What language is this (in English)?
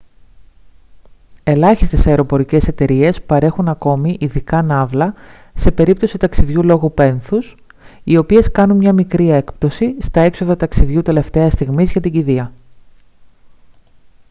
Greek